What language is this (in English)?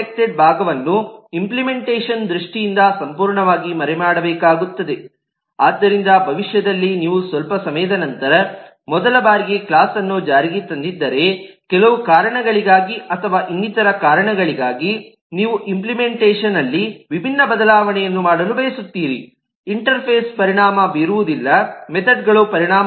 Kannada